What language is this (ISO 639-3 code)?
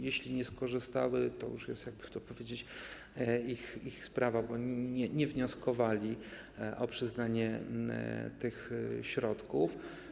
pol